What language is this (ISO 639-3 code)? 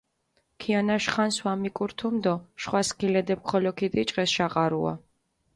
xmf